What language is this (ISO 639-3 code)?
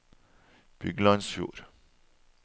nor